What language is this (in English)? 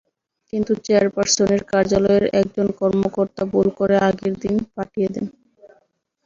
Bangla